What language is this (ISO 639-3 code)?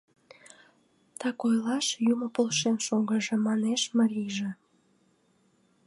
chm